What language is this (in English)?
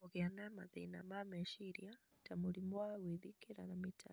Kikuyu